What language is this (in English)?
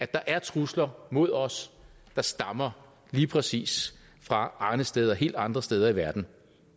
Danish